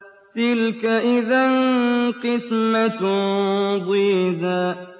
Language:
Arabic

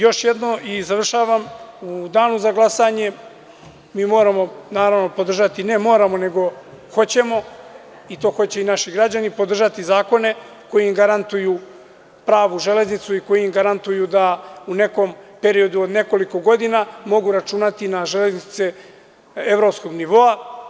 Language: Serbian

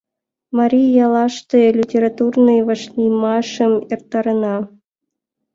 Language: Mari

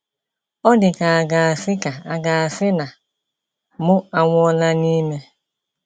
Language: Igbo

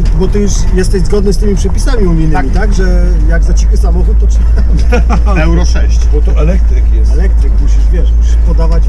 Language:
Polish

